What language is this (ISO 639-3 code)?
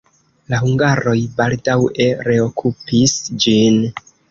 epo